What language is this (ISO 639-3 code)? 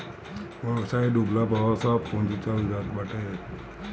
bho